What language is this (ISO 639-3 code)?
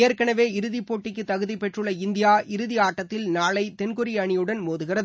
tam